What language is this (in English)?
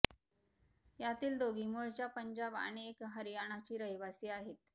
Marathi